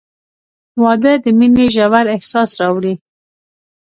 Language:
Pashto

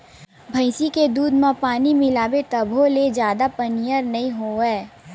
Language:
Chhattisgarhi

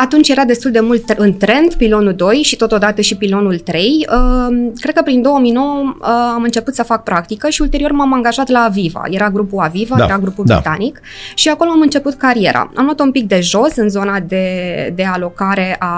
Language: Romanian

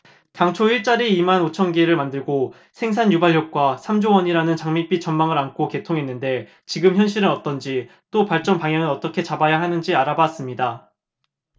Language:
Korean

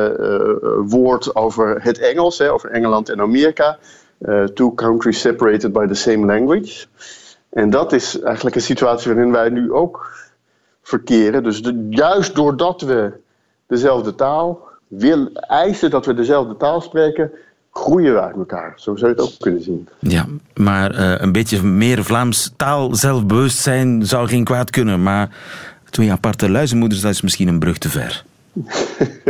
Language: Dutch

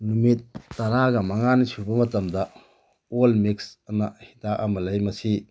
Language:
Manipuri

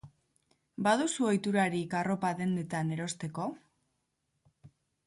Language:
Basque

